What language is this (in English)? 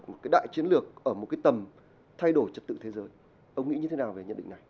Vietnamese